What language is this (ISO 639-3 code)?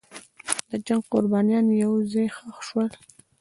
pus